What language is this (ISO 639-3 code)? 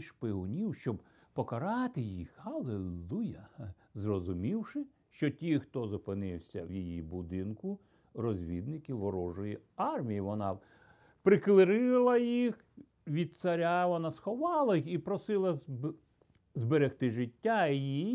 ukr